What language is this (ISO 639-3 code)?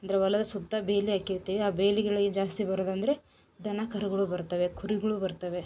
kan